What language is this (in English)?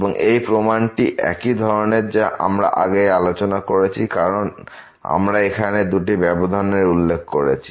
Bangla